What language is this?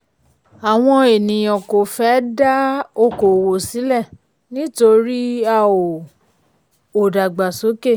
Yoruba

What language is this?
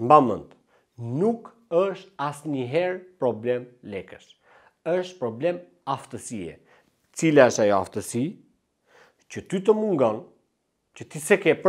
Romanian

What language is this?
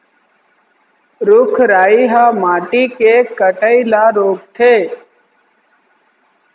Chhattisgarhi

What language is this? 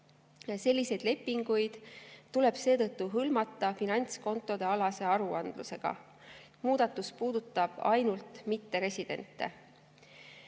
Estonian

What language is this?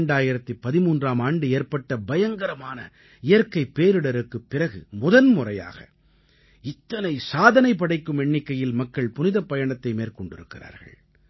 Tamil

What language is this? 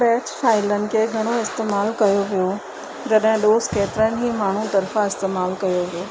Sindhi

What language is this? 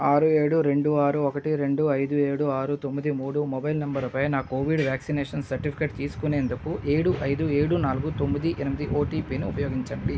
Telugu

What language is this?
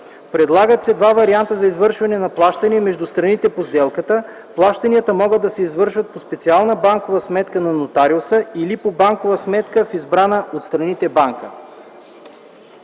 Bulgarian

